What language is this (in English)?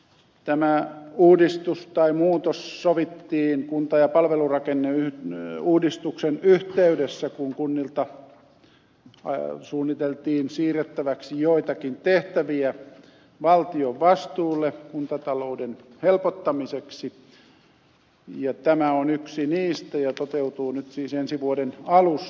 Finnish